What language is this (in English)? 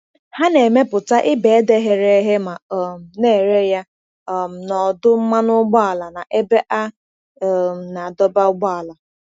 Igbo